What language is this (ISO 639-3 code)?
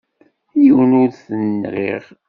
kab